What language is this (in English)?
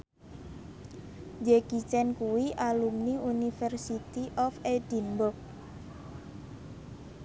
Javanese